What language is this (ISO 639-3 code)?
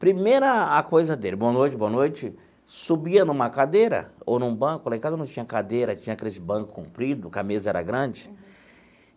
por